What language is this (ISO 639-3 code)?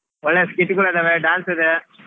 kan